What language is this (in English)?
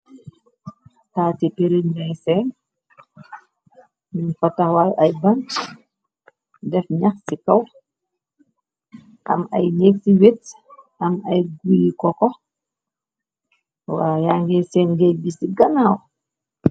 Wolof